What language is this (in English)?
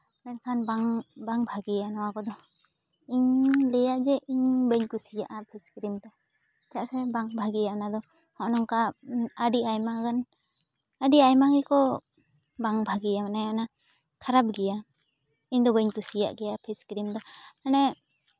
Santali